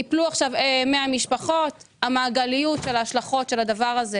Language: Hebrew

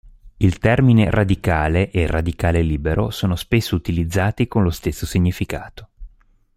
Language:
Italian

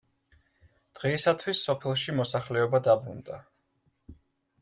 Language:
Georgian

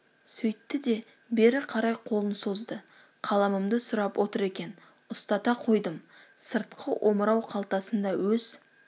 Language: Kazakh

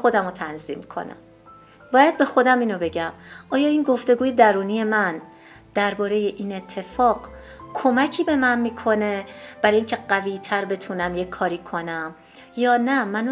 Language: Persian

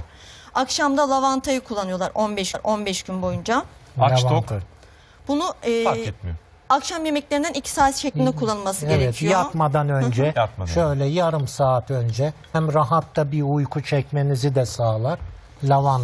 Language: Turkish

